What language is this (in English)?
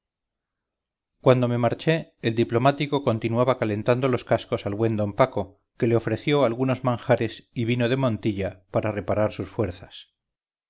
Spanish